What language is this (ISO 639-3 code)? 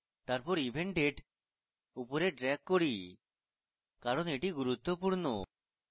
ben